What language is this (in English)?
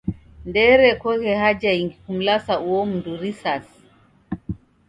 Taita